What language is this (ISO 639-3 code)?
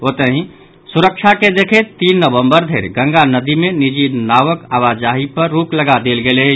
mai